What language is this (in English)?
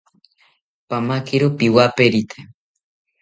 South Ucayali Ashéninka